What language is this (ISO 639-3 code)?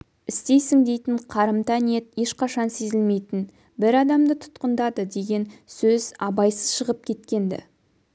kaz